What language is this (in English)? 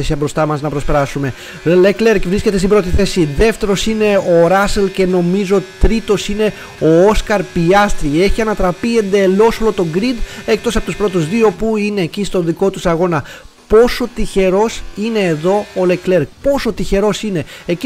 Greek